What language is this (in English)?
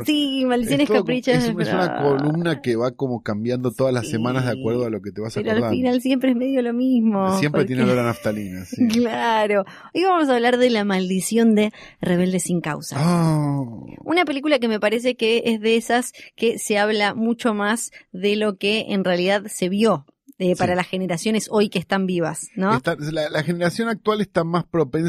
Spanish